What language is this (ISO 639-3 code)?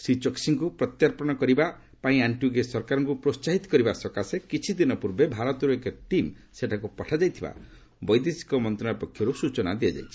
ori